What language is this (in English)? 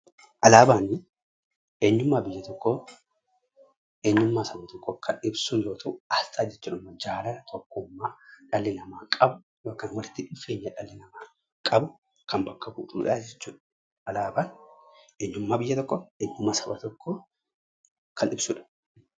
Oromo